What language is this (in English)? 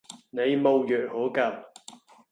Cantonese